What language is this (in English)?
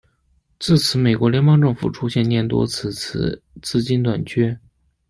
Chinese